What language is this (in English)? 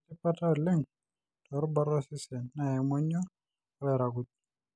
Masai